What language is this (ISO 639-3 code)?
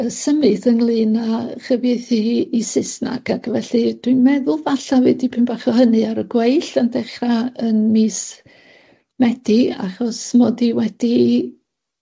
cym